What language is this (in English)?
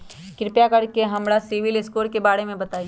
Magahi